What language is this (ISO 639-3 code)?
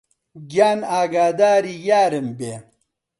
ckb